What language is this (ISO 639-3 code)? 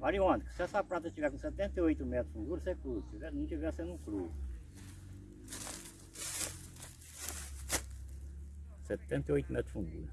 por